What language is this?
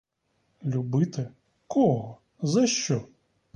Ukrainian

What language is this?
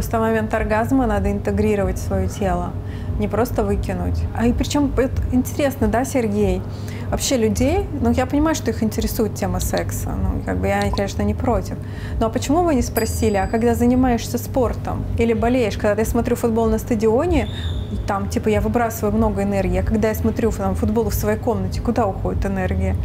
Russian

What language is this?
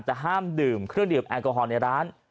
Thai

